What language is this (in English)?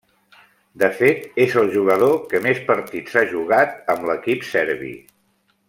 Catalan